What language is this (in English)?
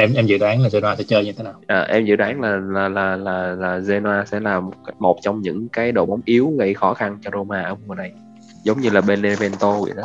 Vietnamese